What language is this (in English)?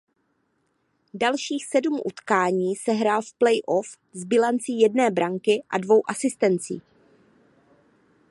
Czech